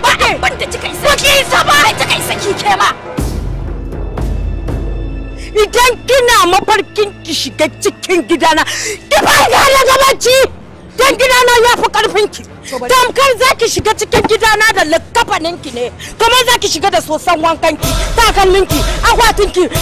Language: Turkish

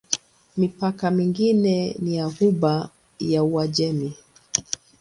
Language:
Swahili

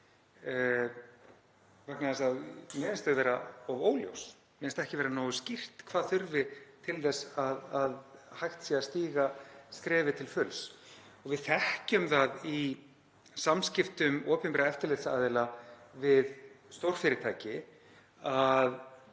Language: Icelandic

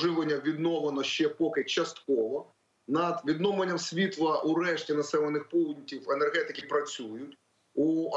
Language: Ukrainian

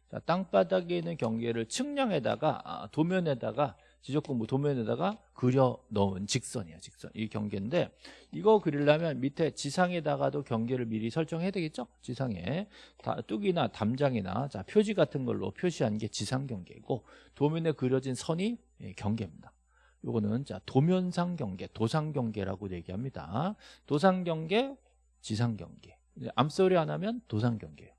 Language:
Korean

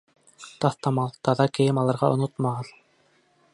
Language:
Bashkir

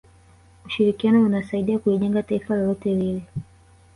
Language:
Swahili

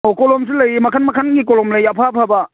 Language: Manipuri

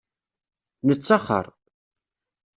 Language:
Kabyle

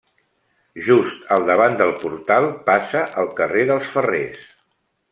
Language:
Catalan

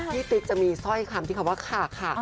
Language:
Thai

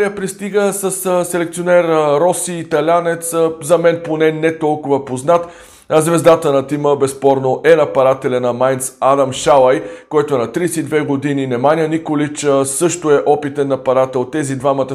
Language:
Bulgarian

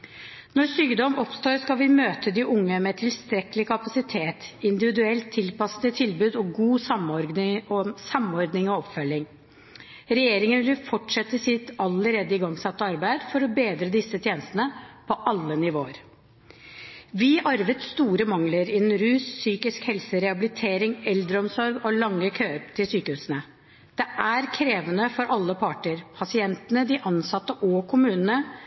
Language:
Norwegian Bokmål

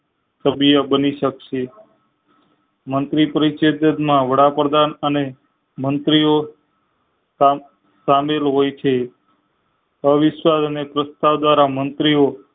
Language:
Gujarati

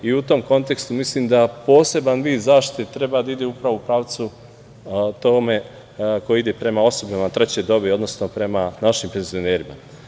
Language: Serbian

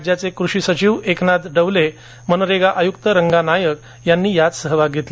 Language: Marathi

